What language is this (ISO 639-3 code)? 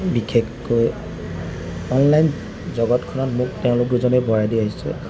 asm